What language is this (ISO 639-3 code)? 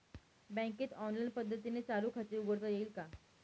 mar